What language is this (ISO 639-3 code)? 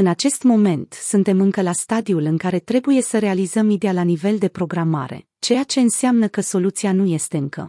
ron